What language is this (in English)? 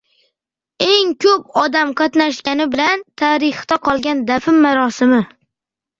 Uzbek